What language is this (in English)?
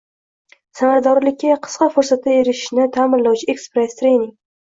Uzbek